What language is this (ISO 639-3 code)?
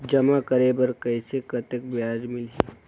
hne